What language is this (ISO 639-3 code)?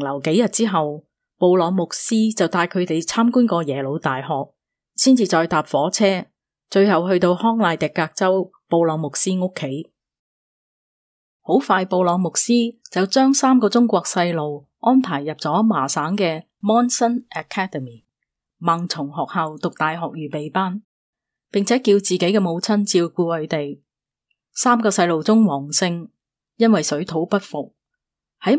zho